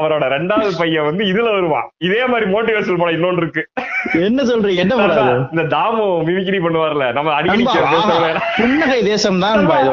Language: Tamil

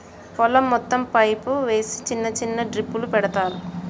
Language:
Telugu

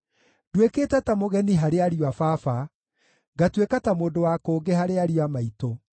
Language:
Kikuyu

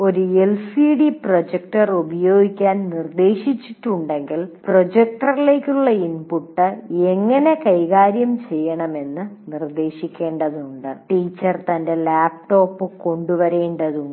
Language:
Malayalam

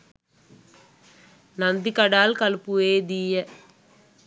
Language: Sinhala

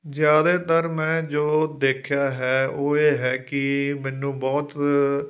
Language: Punjabi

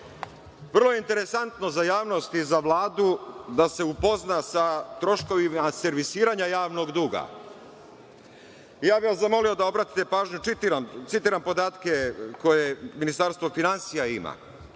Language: Serbian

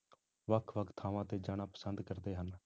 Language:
Punjabi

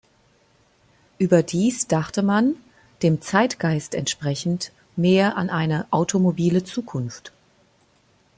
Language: German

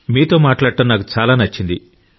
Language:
Telugu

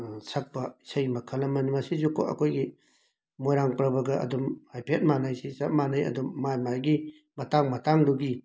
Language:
Manipuri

